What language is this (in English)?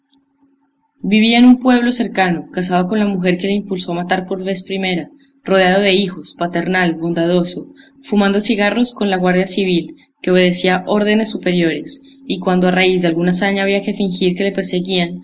Spanish